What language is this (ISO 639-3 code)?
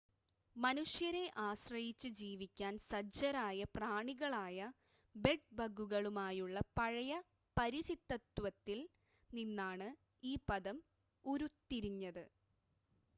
mal